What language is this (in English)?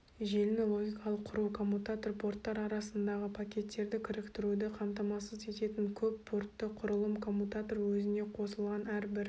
Kazakh